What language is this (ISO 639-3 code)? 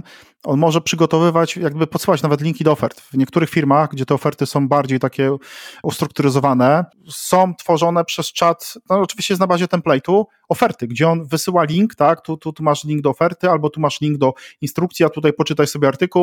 pol